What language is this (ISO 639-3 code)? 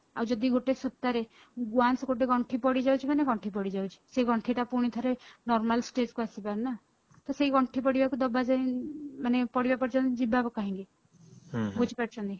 ori